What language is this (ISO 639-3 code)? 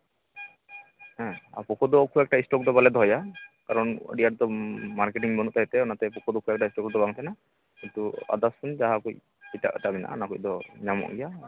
sat